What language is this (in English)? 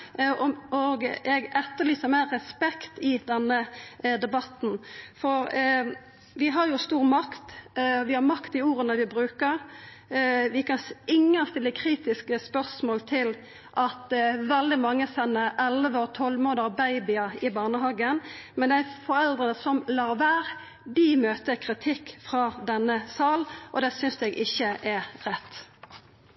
Norwegian